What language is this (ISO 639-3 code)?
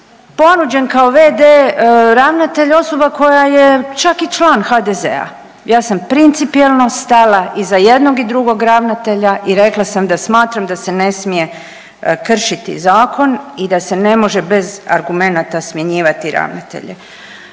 hrv